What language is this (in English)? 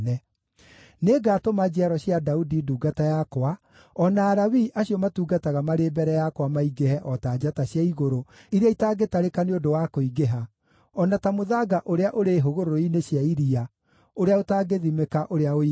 Kikuyu